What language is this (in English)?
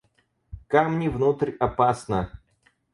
Russian